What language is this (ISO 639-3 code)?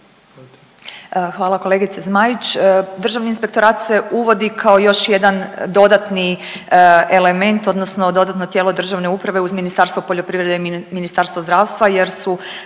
hrv